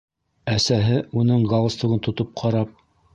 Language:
Bashkir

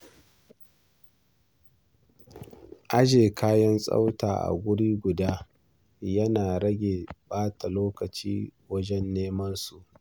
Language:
Hausa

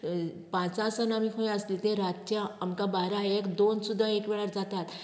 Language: Konkani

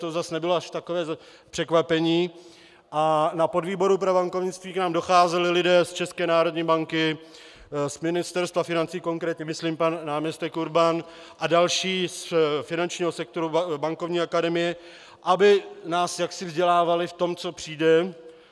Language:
Czech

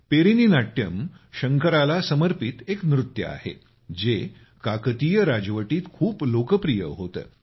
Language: Marathi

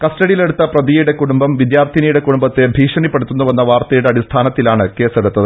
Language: Malayalam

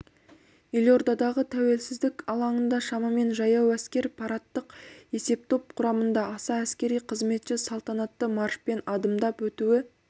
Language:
Kazakh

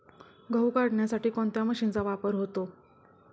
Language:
Marathi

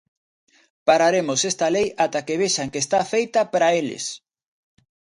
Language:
Galician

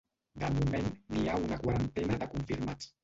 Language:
Catalan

